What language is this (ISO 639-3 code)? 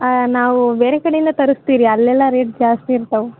kan